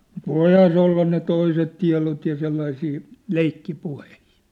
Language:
Finnish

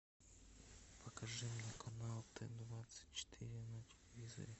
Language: Russian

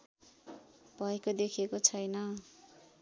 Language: Nepali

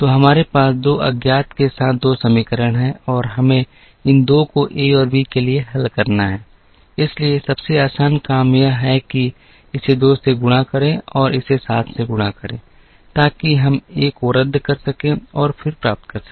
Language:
Hindi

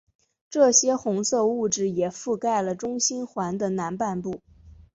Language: Chinese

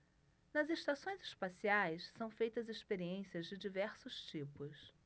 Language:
Portuguese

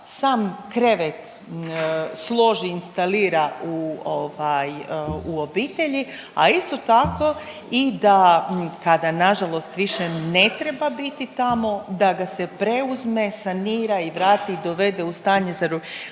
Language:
Croatian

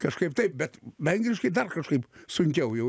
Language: Lithuanian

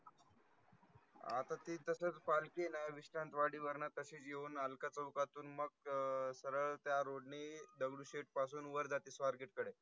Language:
Marathi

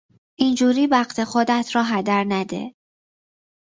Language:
Persian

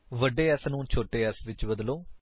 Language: Punjabi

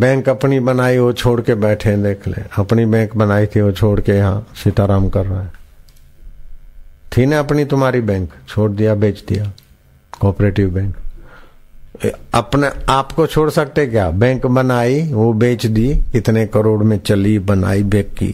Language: Hindi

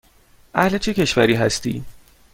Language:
Persian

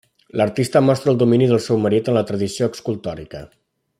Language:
Catalan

